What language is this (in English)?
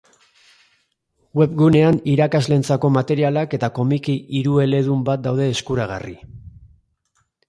Basque